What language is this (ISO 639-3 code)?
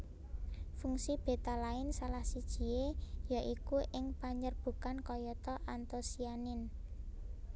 jav